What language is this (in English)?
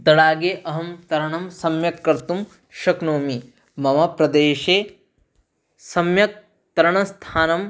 Sanskrit